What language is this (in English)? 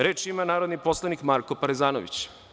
Serbian